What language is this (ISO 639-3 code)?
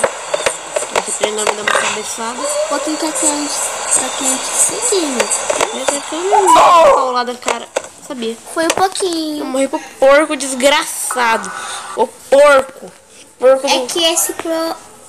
por